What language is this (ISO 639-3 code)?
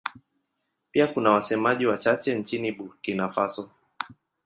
swa